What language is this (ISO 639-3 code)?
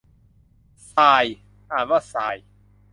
tha